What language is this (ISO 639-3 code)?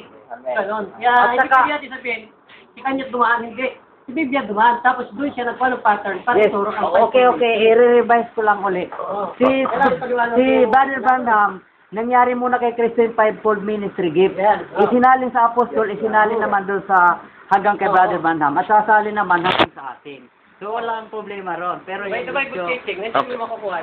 fil